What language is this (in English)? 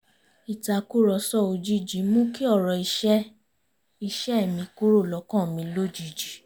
Yoruba